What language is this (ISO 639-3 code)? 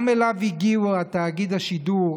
heb